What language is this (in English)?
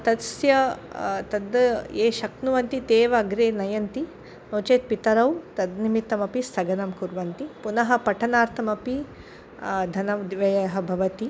Sanskrit